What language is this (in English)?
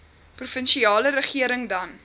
Afrikaans